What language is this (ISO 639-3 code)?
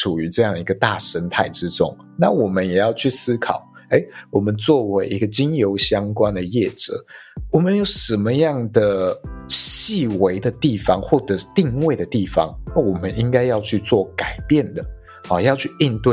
zho